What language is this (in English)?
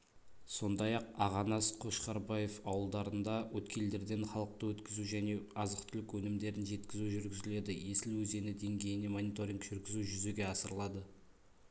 Kazakh